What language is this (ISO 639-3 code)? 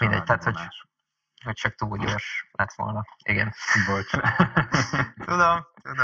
hun